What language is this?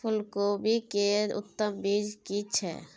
Maithili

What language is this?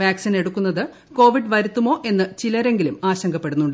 Malayalam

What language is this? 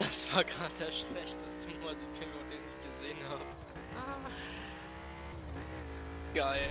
German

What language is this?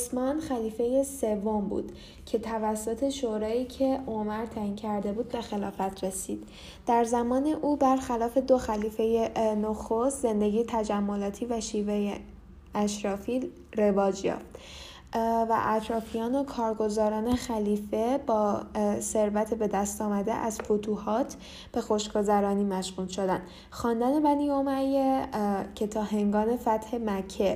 Persian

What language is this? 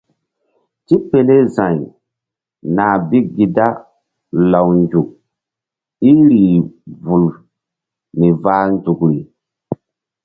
Mbum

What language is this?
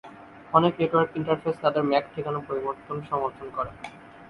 Bangla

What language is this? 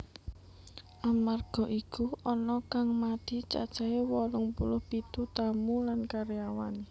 Javanese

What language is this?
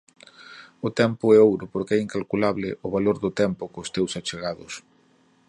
Galician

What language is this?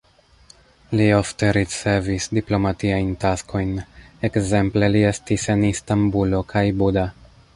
Esperanto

